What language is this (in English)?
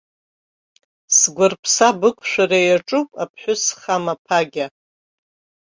Abkhazian